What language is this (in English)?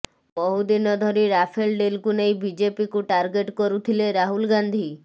Odia